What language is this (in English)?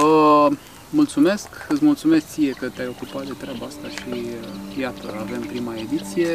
Romanian